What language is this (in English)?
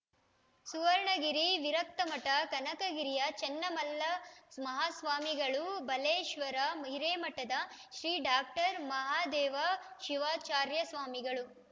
Kannada